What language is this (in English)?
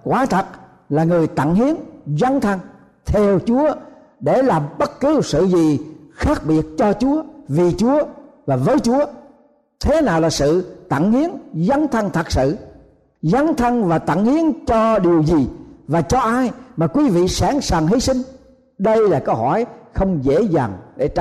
Vietnamese